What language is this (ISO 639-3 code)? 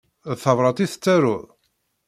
kab